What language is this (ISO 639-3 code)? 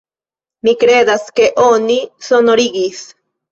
epo